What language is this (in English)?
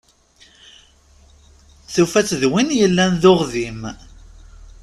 Kabyle